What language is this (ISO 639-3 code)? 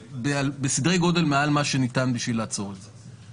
heb